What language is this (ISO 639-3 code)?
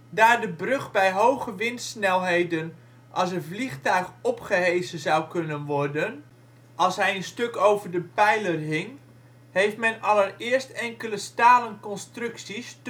nld